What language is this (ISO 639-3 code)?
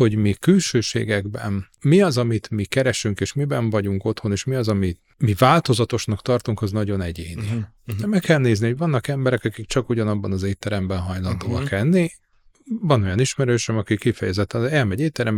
hun